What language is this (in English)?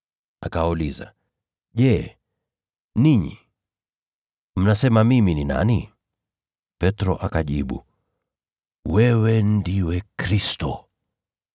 Swahili